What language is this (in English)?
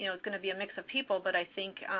English